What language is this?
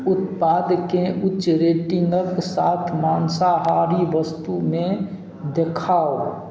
Maithili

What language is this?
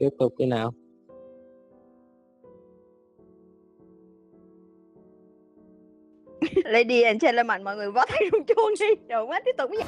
Vietnamese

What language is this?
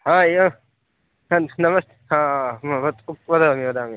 Sanskrit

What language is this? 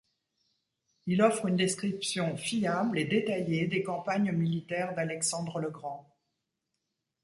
French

